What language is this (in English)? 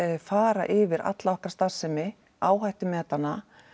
Icelandic